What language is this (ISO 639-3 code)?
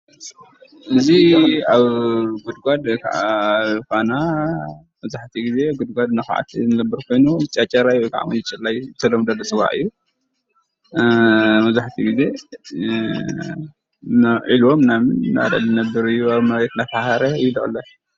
tir